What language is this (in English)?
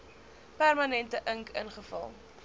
Afrikaans